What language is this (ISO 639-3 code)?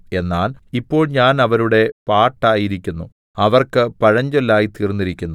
mal